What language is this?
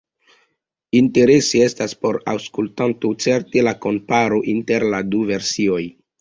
Esperanto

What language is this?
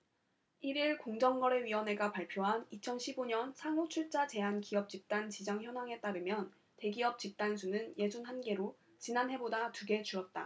Korean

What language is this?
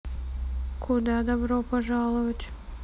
Russian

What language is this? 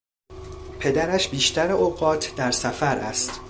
Persian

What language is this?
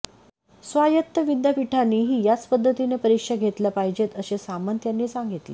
Marathi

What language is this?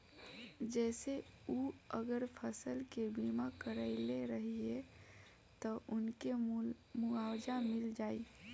Bhojpuri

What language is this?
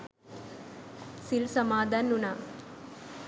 Sinhala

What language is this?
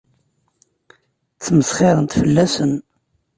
Kabyle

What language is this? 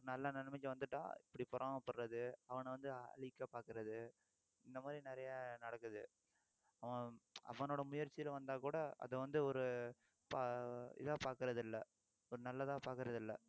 Tamil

